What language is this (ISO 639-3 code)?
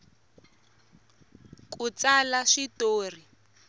tso